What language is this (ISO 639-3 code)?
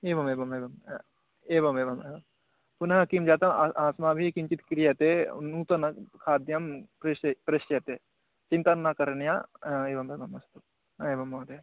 san